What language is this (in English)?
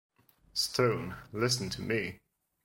English